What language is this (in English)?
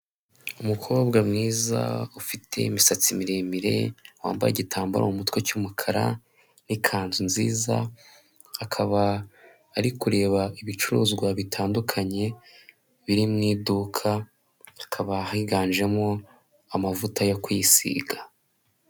Kinyarwanda